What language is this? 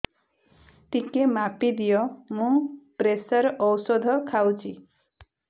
Odia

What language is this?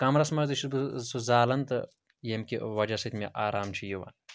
Kashmiri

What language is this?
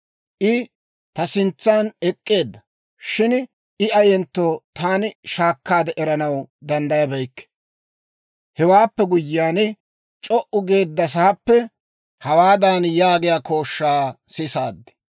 Dawro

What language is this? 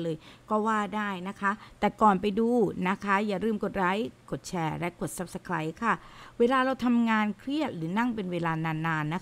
Thai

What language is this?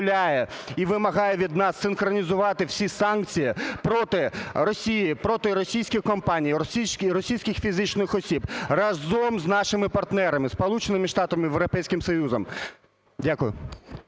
Ukrainian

